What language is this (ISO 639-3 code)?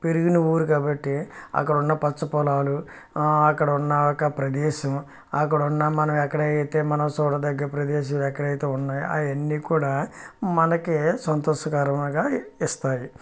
tel